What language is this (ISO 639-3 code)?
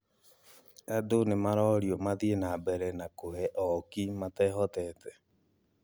kik